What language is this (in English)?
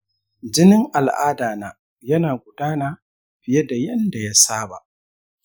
Hausa